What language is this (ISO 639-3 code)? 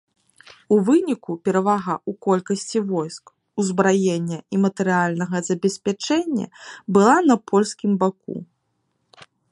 bel